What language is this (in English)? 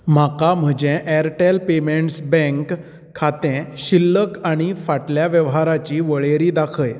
Konkani